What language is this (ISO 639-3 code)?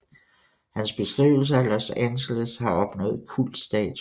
dan